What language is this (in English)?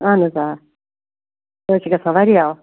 Kashmiri